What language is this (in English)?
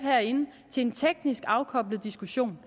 Danish